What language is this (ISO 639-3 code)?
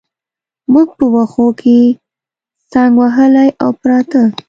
pus